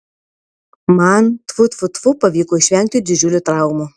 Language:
Lithuanian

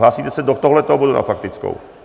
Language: Czech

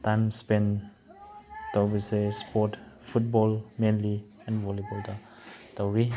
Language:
Manipuri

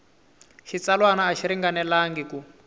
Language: Tsonga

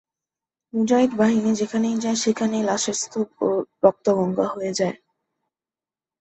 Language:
Bangla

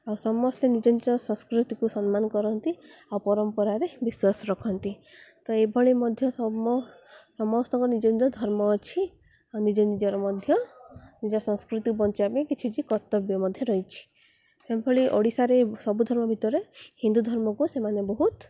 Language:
Odia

